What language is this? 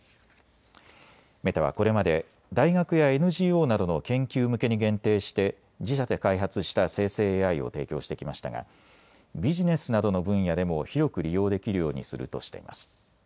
Japanese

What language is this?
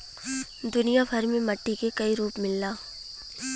Bhojpuri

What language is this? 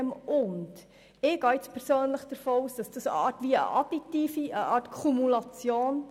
Swiss German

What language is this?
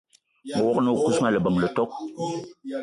Eton (Cameroon)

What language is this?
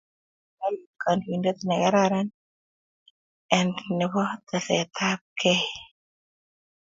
Kalenjin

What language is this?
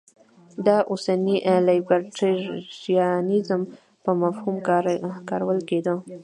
Pashto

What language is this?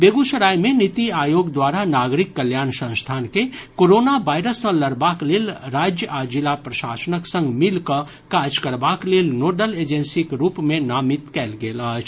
Maithili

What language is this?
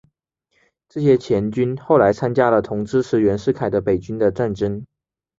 Chinese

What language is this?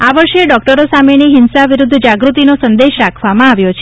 Gujarati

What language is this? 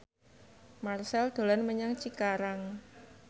Javanese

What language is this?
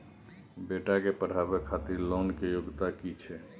Maithili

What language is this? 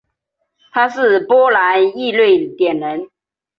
Chinese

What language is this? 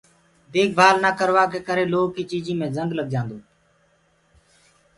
Gurgula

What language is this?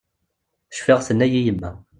Kabyle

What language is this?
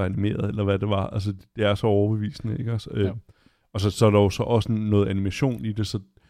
Danish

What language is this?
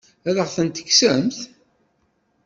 Kabyle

